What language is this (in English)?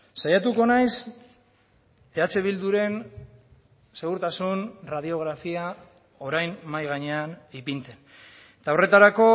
Basque